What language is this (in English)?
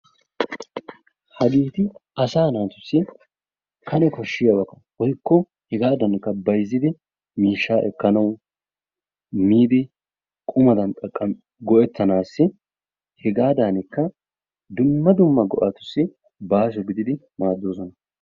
Wolaytta